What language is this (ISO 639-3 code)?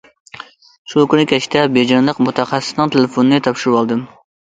uig